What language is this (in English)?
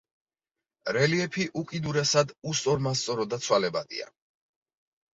Georgian